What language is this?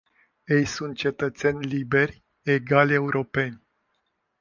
Romanian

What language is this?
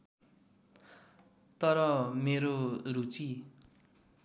Nepali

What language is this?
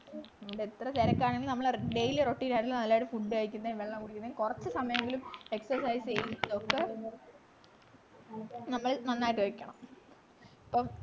Malayalam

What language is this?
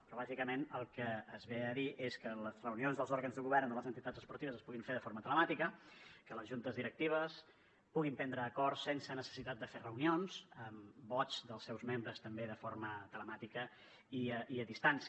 Catalan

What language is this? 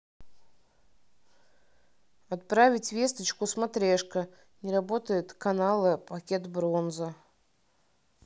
Russian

